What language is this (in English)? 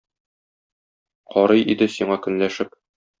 Tatar